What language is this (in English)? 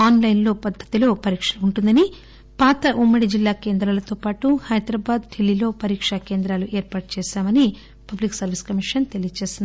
Telugu